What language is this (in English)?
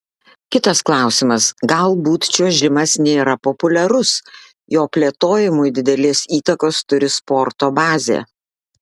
Lithuanian